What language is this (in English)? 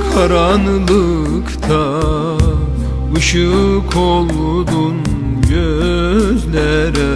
Arabic